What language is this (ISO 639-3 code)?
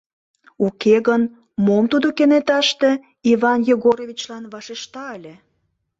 chm